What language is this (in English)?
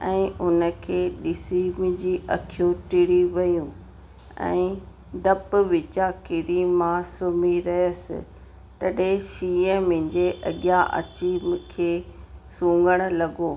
Sindhi